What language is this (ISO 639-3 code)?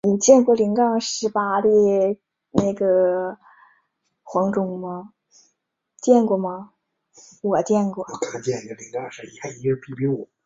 zho